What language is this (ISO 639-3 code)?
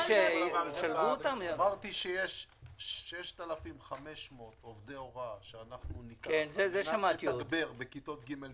heb